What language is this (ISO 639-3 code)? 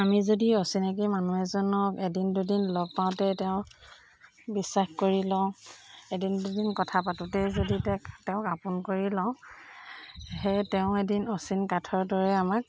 asm